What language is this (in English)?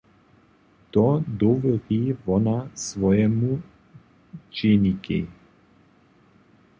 Upper Sorbian